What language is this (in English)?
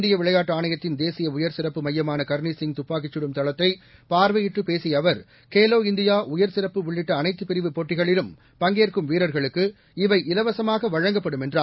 Tamil